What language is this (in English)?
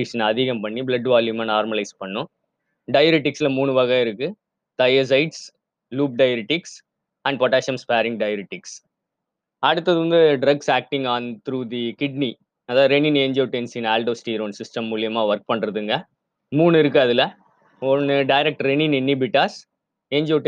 Tamil